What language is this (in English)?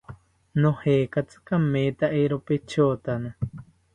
South Ucayali Ashéninka